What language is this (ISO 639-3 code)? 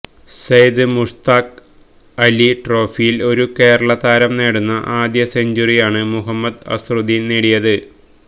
mal